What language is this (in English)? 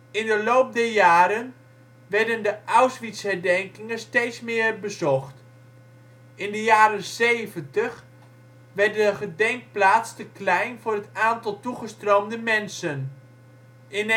Dutch